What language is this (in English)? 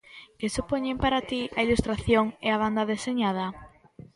Galician